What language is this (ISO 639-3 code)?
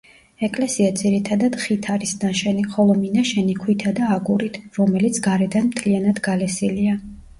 kat